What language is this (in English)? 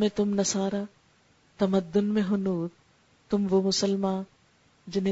Urdu